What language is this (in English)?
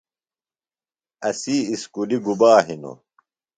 Phalura